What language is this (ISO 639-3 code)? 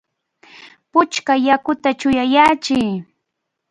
qvl